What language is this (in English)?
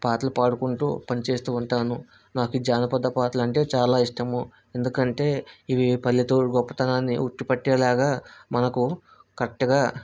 Telugu